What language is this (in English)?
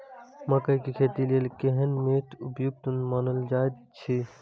Maithili